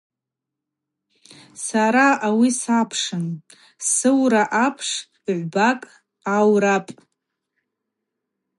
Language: Abaza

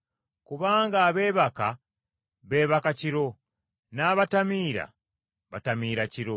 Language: Ganda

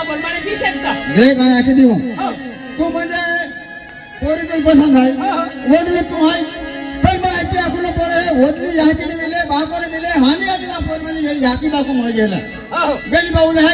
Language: Arabic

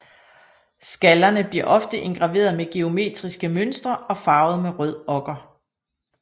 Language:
Danish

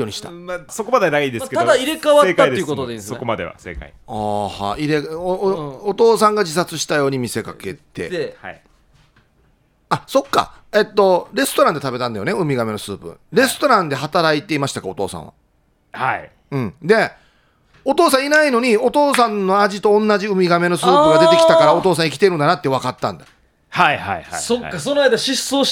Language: Japanese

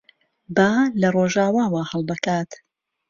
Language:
Central Kurdish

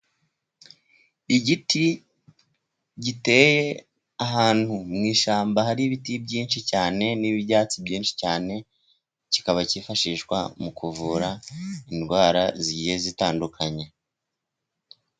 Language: Kinyarwanda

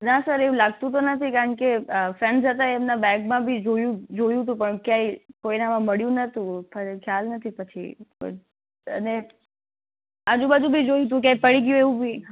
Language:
Gujarati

